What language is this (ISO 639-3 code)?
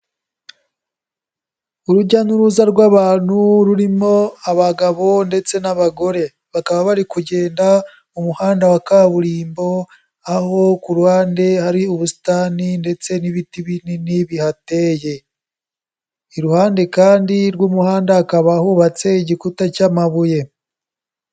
kin